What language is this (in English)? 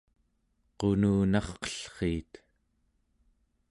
Central Yupik